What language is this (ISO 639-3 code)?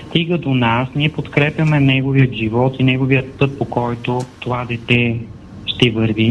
bul